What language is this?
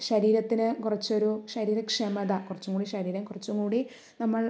Malayalam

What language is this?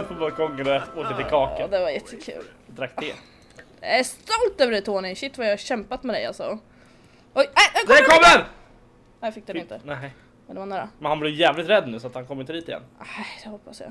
Swedish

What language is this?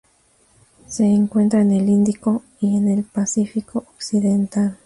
Spanish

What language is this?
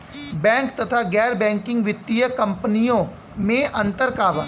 Bhojpuri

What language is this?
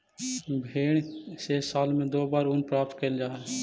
Magahi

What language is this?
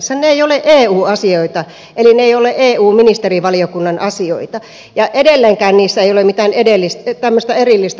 Finnish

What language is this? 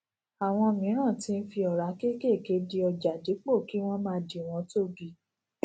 Yoruba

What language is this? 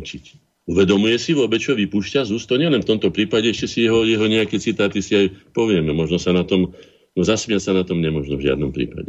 Slovak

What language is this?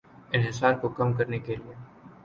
Urdu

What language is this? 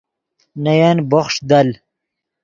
Yidgha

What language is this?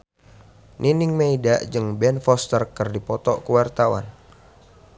Sundanese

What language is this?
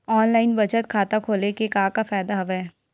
Chhattisgarhi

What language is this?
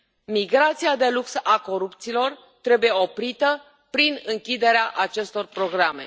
Romanian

